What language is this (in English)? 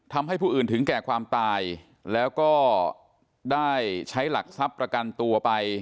Thai